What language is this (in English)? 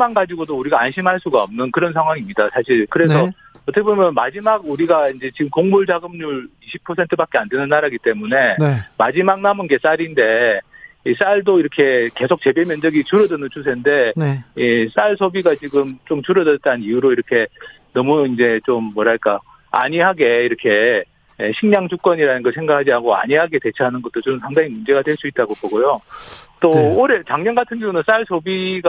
Korean